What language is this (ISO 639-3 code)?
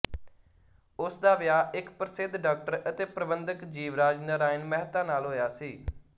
pan